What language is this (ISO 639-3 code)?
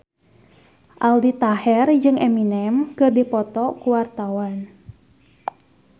sun